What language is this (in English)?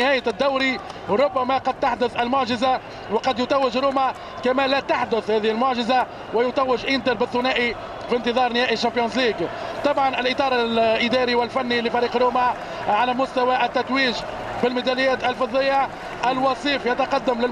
Arabic